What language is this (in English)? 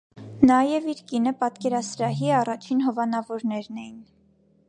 Armenian